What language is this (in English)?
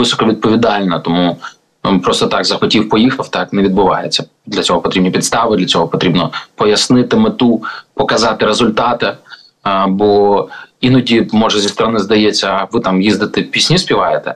Ukrainian